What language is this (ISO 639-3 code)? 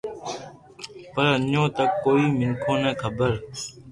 lrk